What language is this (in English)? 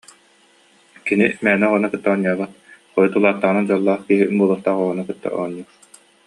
Yakut